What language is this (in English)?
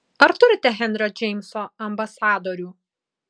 Lithuanian